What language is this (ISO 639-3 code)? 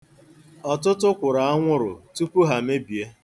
ibo